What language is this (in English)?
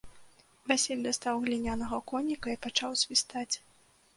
Belarusian